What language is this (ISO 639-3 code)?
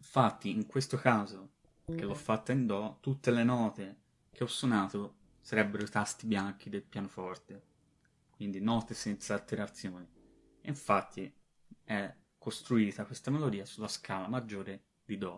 ita